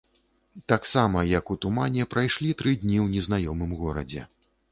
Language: Belarusian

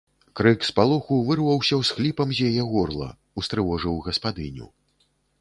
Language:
Belarusian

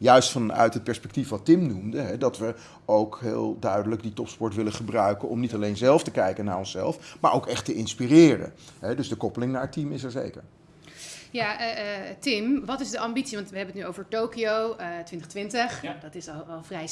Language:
Dutch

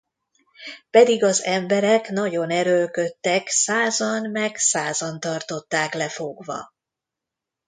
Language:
Hungarian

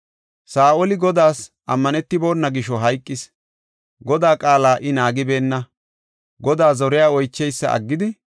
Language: Gofa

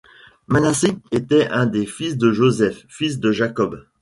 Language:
French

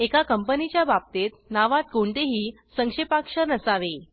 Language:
Marathi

